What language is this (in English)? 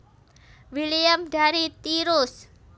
Javanese